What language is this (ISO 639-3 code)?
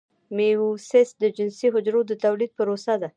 pus